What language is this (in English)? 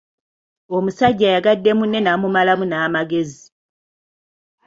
Ganda